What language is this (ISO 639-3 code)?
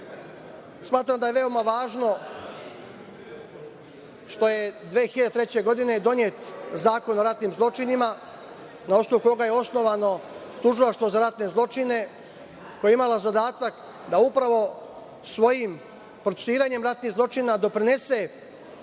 srp